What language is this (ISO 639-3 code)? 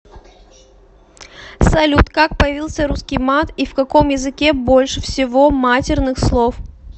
rus